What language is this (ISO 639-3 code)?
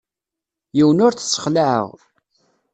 kab